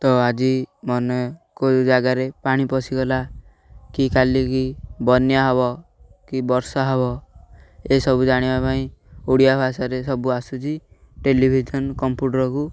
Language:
Odia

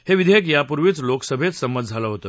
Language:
Marathi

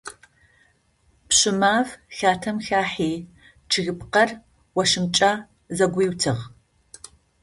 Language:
Adyghe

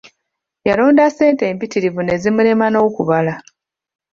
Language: Ganda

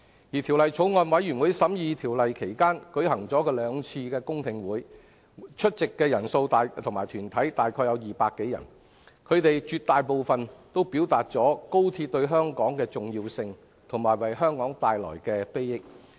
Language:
Cantonese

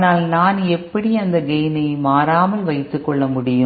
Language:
Tamil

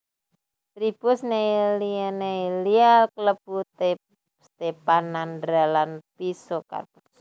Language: Javanese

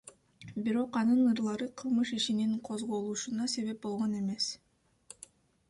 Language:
Kyrgyz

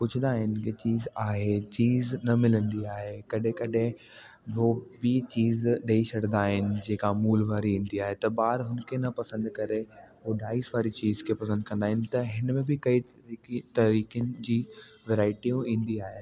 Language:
Sindhi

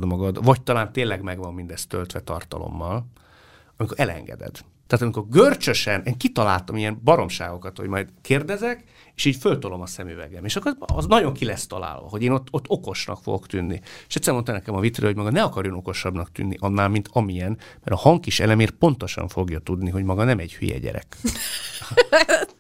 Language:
Hungarian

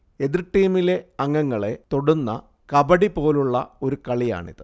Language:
Malayalam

